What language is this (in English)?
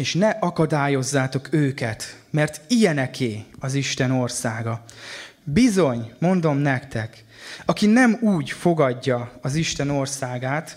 Hungarian